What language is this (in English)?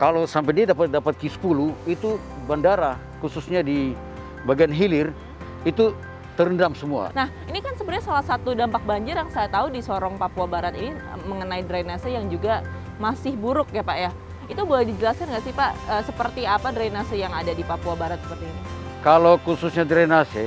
Indonesian